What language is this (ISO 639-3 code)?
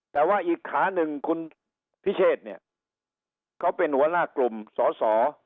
tha